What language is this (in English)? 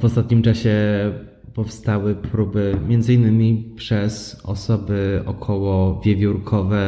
Polish